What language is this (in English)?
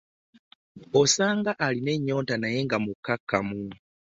Ganda